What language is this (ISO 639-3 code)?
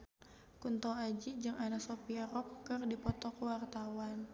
sun